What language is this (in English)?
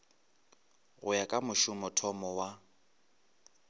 Northern Sotho